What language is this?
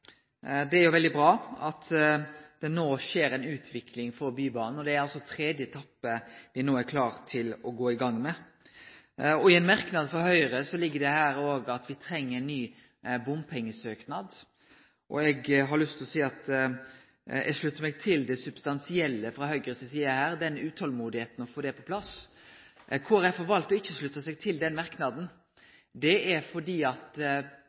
Norwegian Nynorsk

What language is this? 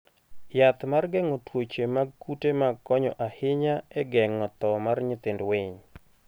Luo (Kenya and Tanzania)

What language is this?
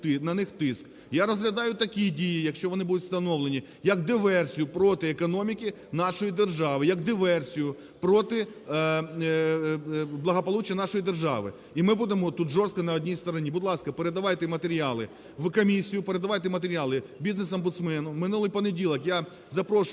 Ukrainian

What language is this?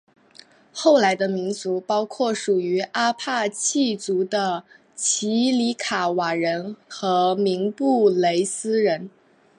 Chinese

